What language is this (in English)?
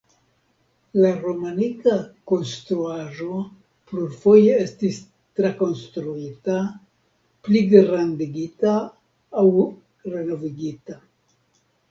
Esperanto